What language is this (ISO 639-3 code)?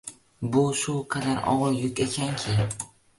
uzb